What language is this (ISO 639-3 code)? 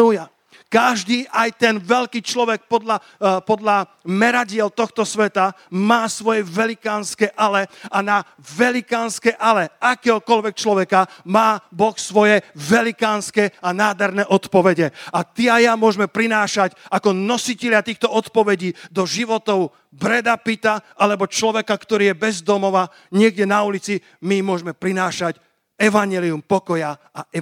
slk